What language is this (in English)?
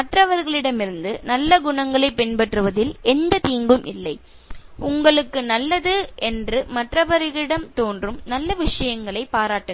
Tamil